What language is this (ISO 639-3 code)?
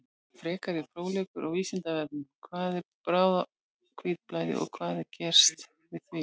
isl